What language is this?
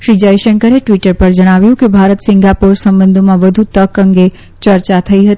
Gujarati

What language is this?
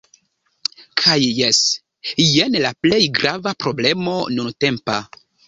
Esperanto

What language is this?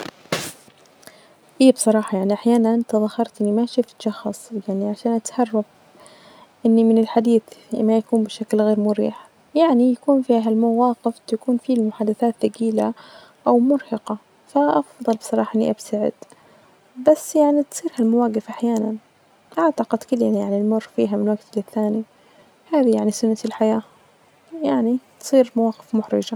Najdi Arabic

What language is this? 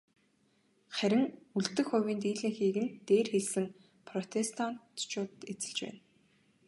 Mongolian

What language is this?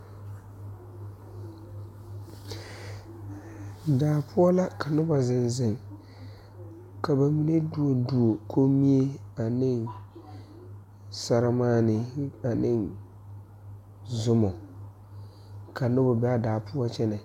Southern Dagaare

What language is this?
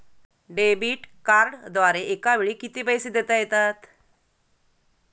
Marathi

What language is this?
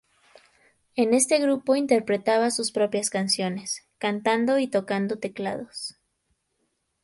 Spanish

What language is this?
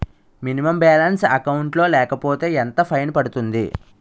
Telugu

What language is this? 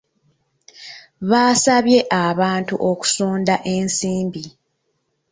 Ganda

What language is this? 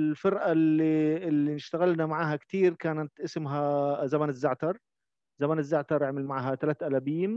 Arabic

